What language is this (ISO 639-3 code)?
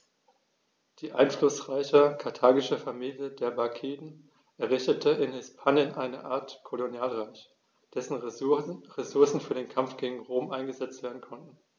deu